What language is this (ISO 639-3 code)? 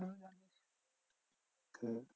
ben